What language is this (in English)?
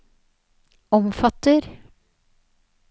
Norwegian